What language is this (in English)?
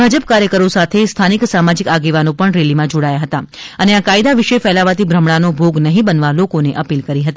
Gujarati